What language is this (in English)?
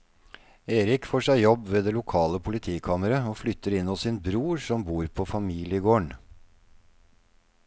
Norwegian